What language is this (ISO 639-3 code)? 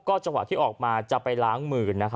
tha